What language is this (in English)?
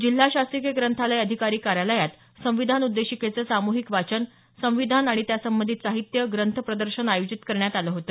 Marathi